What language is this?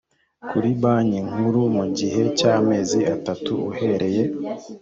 Kinyarwanda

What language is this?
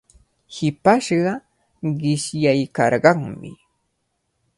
Cajatambo North Lima Quechua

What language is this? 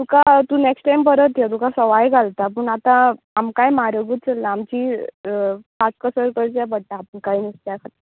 Konkani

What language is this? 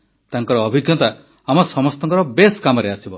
Odia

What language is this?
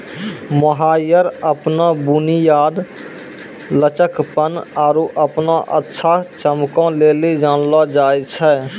Maithili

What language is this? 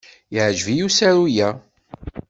Kabyle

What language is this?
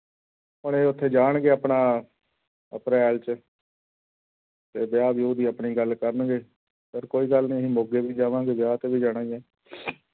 Punjabi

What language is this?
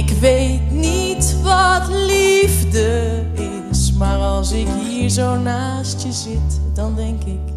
Dutch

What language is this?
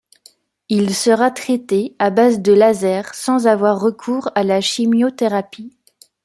French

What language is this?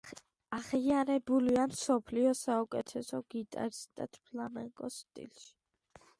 Georgian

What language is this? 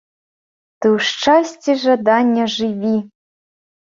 Belarusian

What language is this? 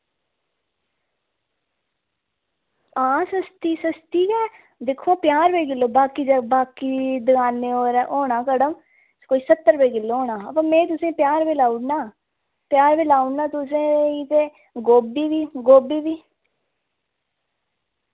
Dogri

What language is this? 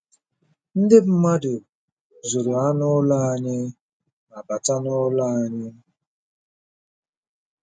Igbo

